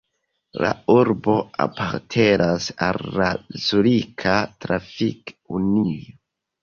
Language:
Esperanto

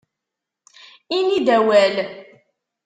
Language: Kabyle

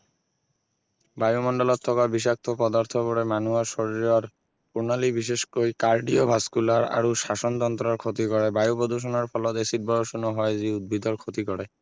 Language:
Assamese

